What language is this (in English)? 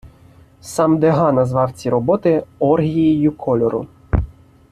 Ukrainian